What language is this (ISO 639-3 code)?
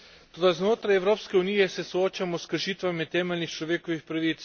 slv